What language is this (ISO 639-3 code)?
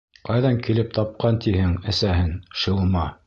bak